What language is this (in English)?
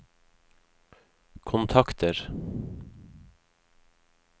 Norwegian